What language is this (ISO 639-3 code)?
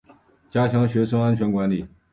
zho